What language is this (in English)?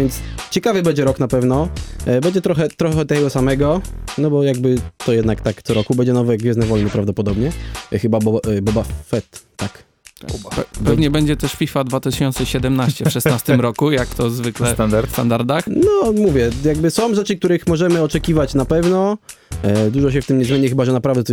Polish